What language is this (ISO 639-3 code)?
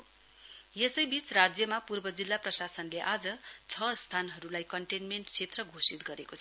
nep